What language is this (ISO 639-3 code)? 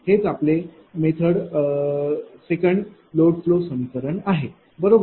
mar